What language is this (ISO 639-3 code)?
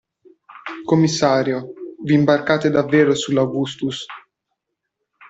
ita